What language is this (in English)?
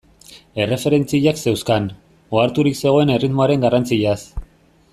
Basque